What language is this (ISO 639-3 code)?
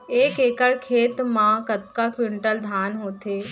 hne